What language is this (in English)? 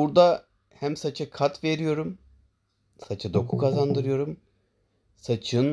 Turkish